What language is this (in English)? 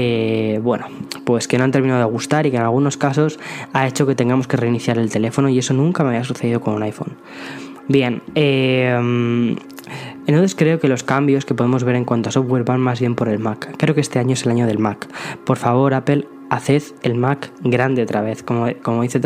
Spanish